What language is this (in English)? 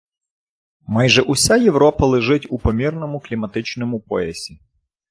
Ukrainian